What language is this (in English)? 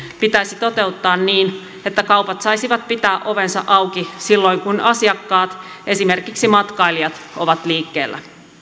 Finnish